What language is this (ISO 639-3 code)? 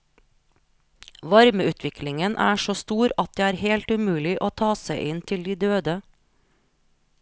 nor